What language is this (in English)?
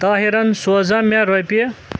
Kashmiri